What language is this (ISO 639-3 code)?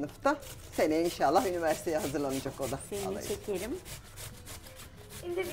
tur